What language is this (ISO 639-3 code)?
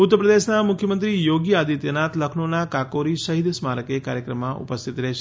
guj